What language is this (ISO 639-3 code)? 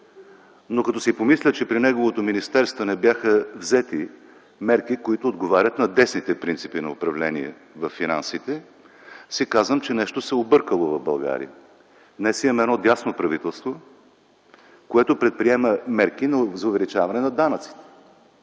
bul